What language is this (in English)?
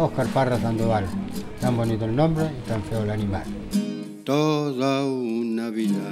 Italian